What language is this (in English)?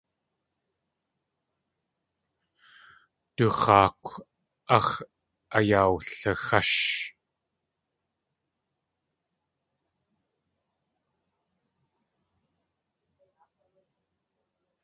Tlingit